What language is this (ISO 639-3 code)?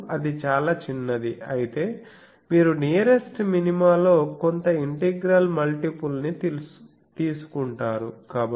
tel